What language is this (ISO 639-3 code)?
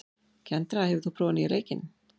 isl